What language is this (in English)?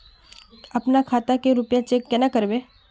Magahi